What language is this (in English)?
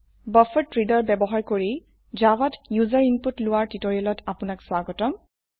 Assamese